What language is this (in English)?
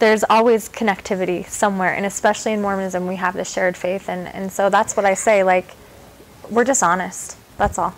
English